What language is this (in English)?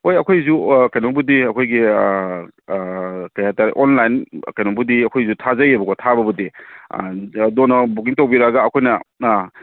Manipuri